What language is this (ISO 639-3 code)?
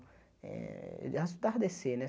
por